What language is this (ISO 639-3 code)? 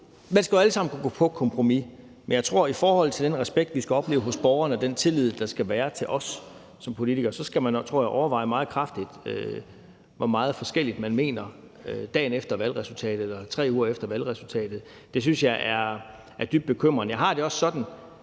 dan